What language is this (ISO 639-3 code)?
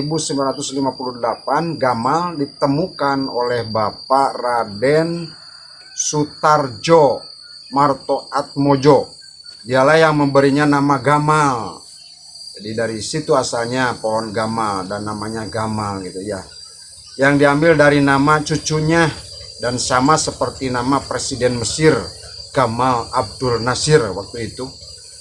ind